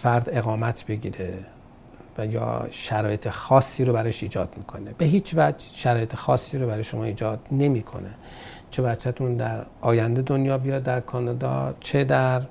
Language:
Persian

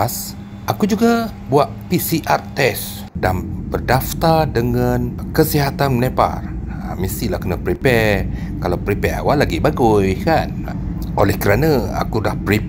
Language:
Malay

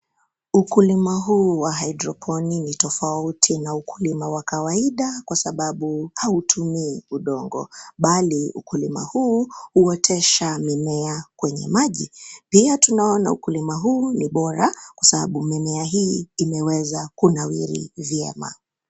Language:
Swahili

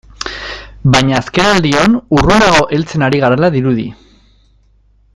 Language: Basque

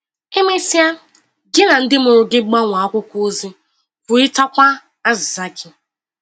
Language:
Igbo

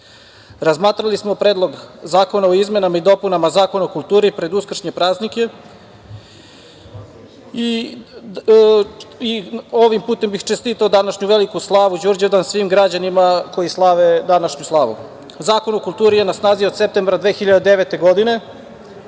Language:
Serbian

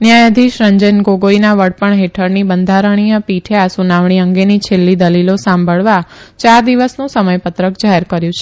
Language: Gujarati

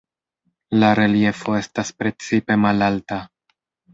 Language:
Esperanto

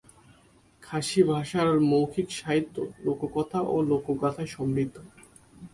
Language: Bangla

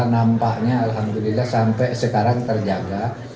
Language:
Indonesian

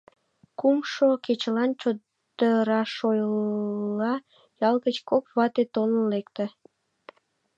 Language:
Mari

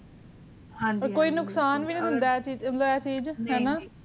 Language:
Punjabi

